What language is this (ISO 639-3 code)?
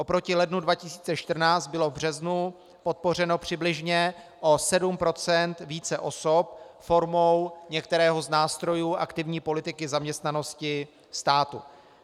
ces